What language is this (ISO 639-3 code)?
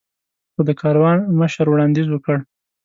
pus